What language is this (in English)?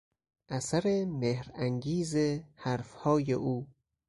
Persian